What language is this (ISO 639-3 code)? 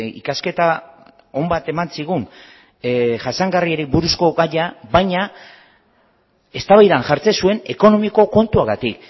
eus